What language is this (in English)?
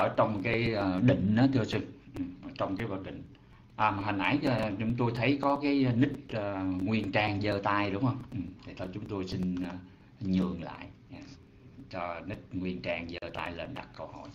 Vietnamese